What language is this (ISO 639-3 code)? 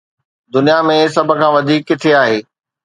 snd